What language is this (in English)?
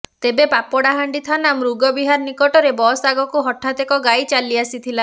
Odia